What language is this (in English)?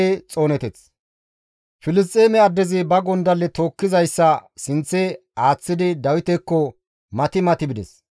Gamo